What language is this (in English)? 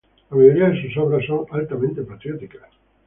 Spanish